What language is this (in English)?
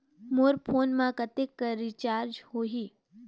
Chhattisgarhi